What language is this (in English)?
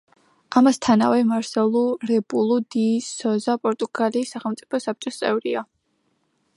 Georgian